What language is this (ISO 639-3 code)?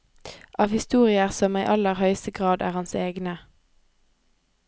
nor